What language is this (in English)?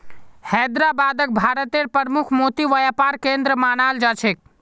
Magahi